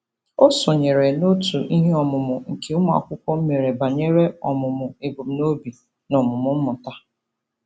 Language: Igbo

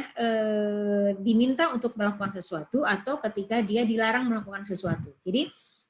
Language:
Indonesian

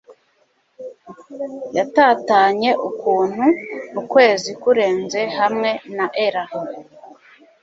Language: Kinyarwanda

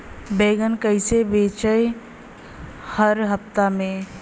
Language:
Bhojpuri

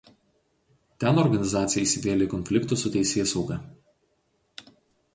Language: Lithuanian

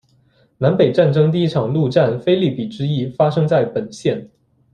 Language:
Chinese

